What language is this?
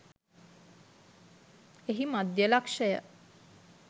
Sinhala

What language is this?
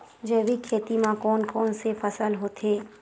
Chhattisgarhi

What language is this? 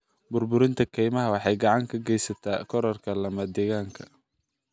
Somali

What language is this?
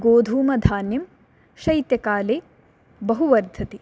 Sanskrit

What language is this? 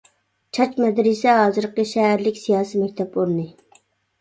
Uyghur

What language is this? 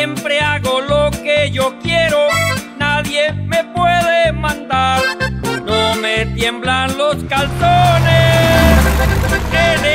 Spanish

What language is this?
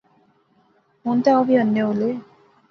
Pahari-Potwari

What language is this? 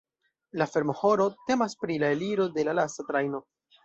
Esperanto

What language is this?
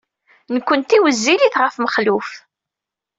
Kabyle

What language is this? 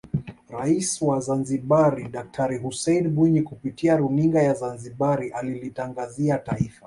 Swahili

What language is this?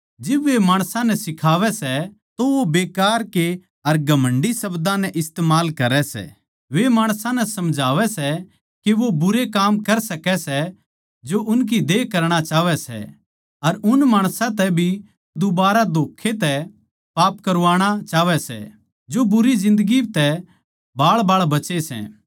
Haryanvi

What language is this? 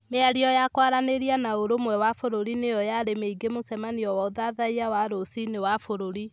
Kikuyu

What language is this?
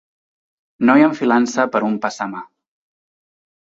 Catalan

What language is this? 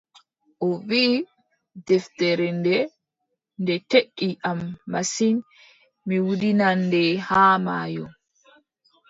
Adamawa Fulfulde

